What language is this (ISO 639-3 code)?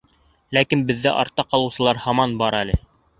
bak